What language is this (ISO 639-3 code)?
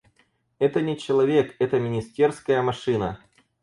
rus